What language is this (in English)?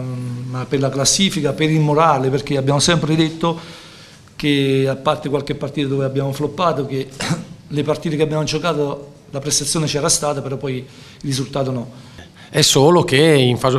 Italian